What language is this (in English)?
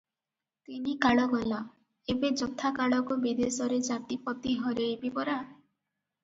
Odia